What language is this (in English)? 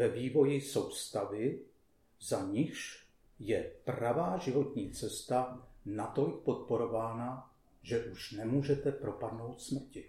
Czech